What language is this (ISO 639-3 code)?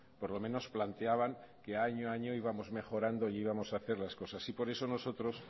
spa